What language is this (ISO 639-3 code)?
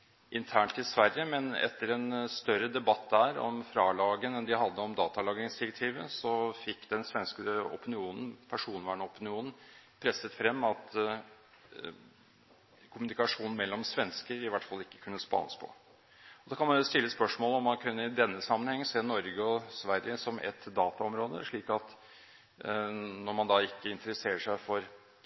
nob